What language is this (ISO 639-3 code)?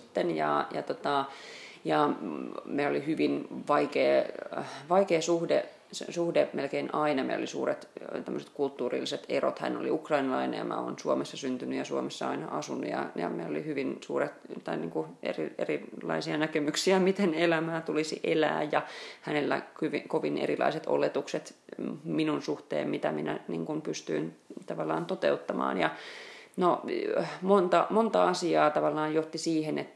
fin